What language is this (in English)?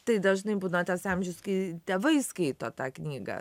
Lithuanian